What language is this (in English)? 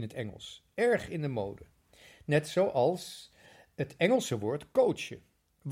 Dutch